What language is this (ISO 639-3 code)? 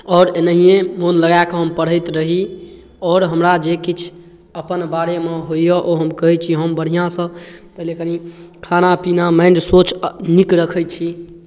mai